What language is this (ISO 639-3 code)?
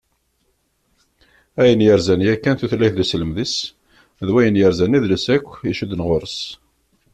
kab